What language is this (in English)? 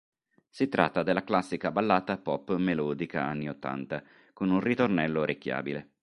Italian